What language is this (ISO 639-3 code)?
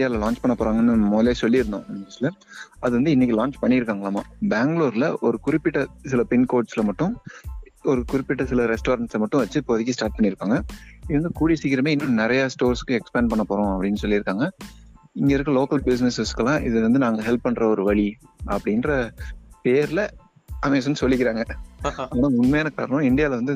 tam